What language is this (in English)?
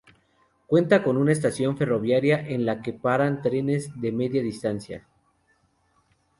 Spanish